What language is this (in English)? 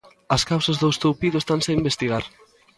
Galician